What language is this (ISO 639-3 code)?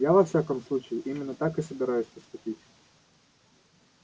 rus